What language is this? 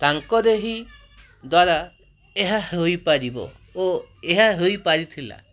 Odia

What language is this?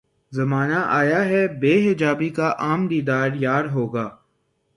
Urdu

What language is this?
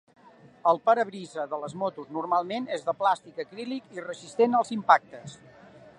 Catalan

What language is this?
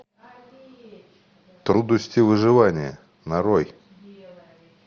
Russian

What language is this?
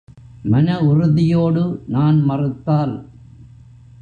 Tamil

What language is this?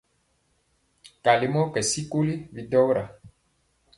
Mpiemo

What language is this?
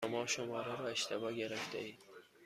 Persian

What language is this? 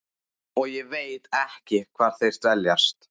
Icelandic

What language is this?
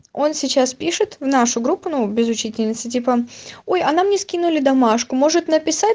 Russian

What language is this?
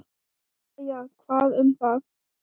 Icelandic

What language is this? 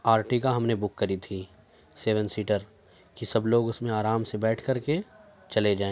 Urdu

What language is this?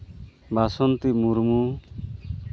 Santali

